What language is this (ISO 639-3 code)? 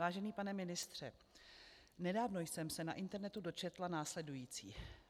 ces